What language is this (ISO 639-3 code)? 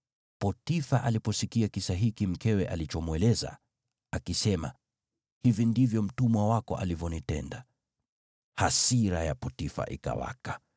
swa